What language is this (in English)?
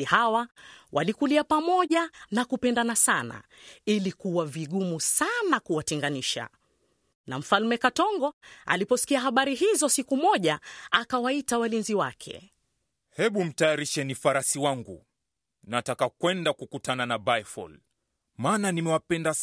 Swahili